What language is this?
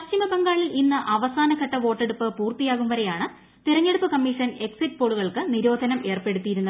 Malayalam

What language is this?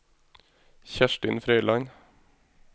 Norwegian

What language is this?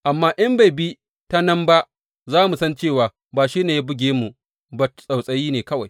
Hausa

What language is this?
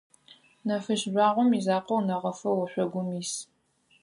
Adyghe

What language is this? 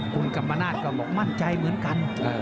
Thai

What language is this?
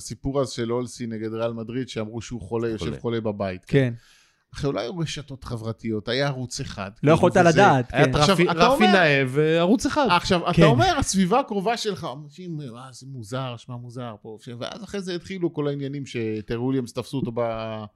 Hebrew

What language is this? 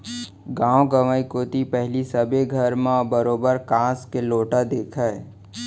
Chhattisgarhi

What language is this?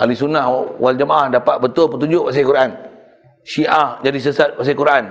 Malay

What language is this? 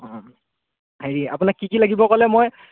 Assamese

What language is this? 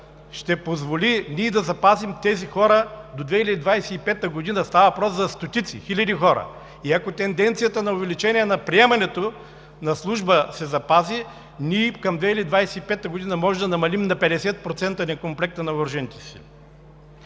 Bulgarian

